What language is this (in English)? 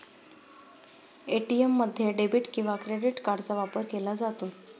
Marathi